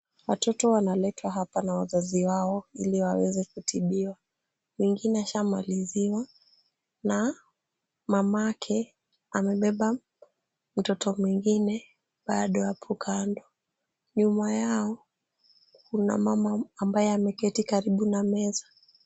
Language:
Swahili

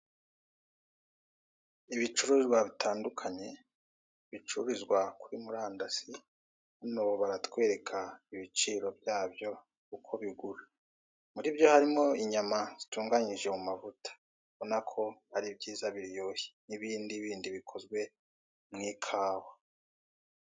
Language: Kinyarwanda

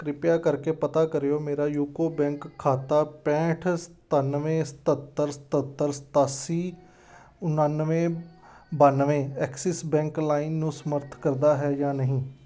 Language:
Punjabi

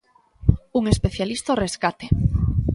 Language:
Galician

